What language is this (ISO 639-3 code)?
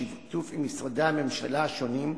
heb